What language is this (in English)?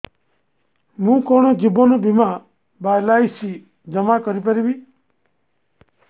Odia